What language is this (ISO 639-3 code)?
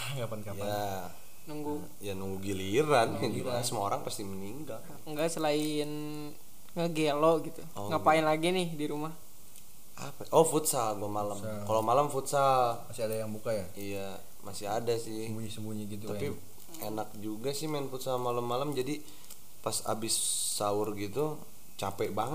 ind